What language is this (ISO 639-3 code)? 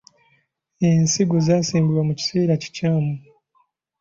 lug